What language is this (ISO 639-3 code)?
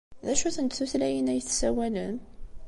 kab